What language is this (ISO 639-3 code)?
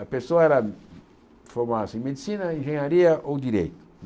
por